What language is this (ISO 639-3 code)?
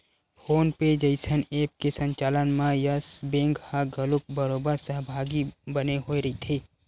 hne